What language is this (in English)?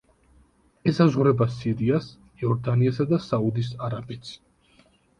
Georgian